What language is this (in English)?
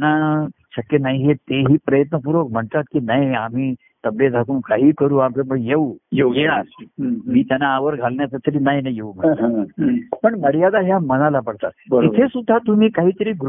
Marathi